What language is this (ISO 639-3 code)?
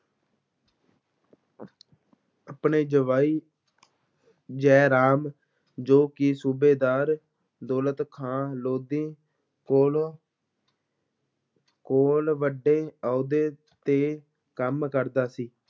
pan